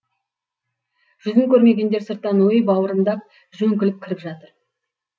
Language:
Kazakh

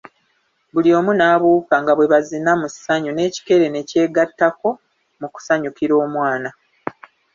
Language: Ganda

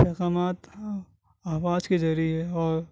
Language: Urdu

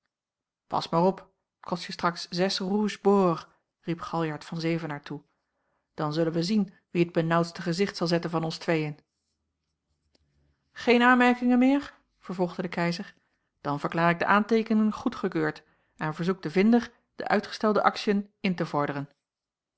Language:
Dutch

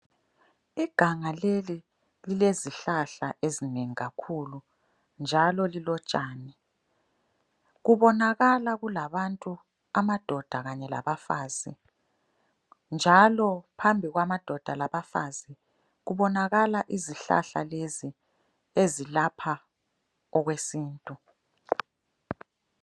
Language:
North Ndebele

